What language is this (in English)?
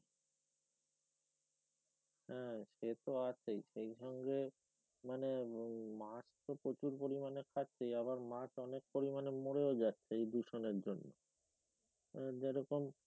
Bangla